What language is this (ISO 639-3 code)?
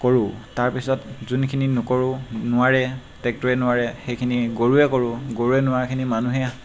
asm